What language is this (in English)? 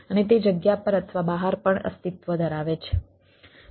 Gujarati